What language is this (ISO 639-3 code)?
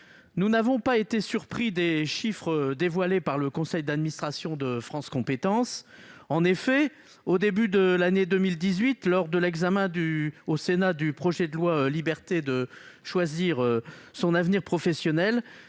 fra